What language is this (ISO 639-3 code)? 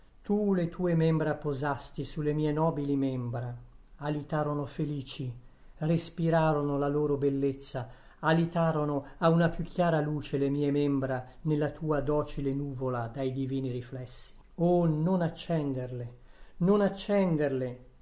ita